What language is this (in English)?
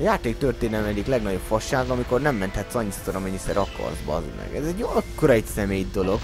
Hungarian